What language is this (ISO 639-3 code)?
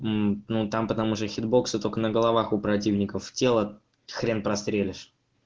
rus